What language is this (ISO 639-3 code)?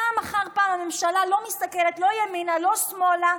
heb